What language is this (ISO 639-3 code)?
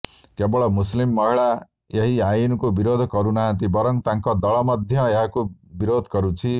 ori